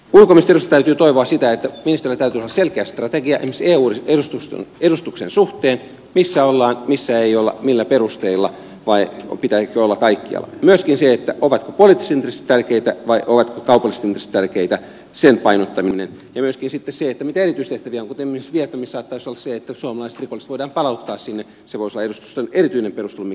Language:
Finnish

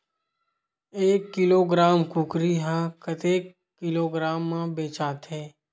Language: Chhattisgarhi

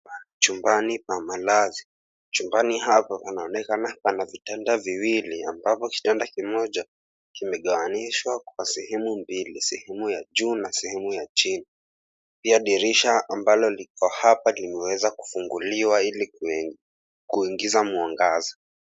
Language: Swahili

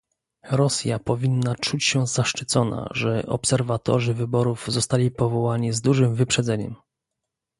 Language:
Polish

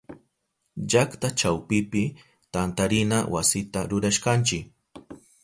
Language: Southern Pastaza Quechua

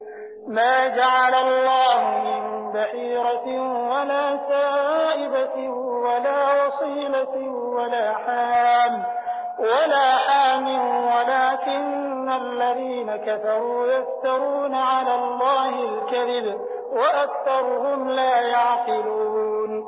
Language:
Arabic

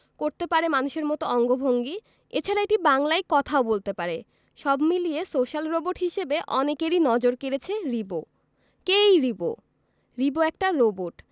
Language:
Bangla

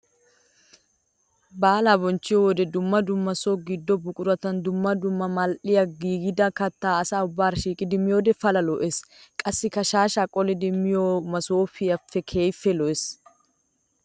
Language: Wolaytta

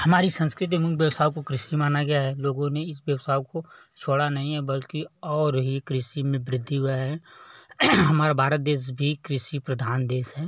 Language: Hindi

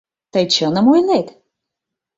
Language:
Mari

